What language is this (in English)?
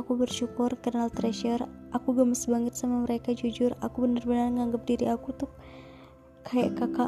Indonesian